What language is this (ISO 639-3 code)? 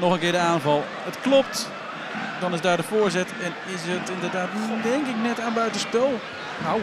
nld